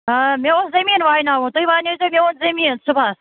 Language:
Kashmiri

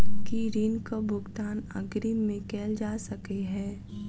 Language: Maithili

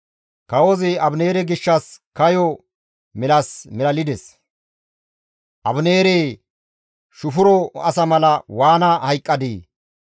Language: Gamo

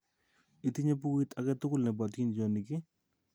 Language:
Kalenjin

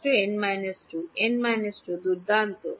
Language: Bangla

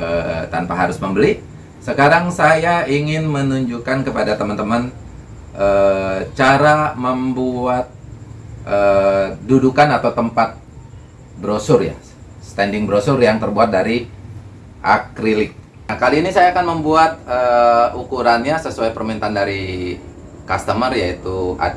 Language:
Indonesian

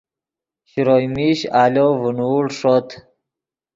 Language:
Yidgha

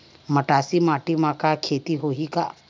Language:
Chhattisgarhi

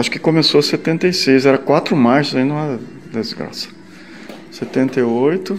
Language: Portuguese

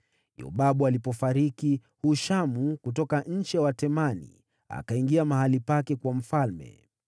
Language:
Swahili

